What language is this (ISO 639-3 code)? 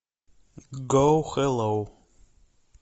rus